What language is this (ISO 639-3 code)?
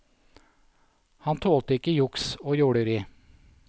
nor